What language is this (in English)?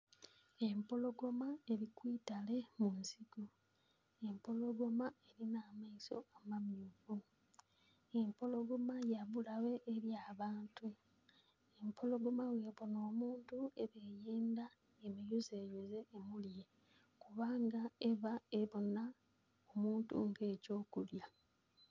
Soga